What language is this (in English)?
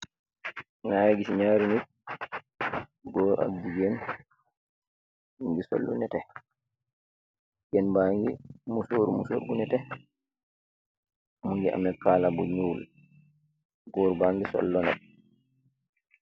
Wolof